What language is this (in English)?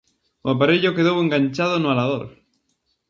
Galician